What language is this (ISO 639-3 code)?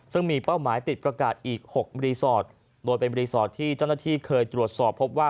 tha